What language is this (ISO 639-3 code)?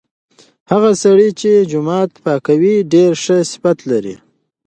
pus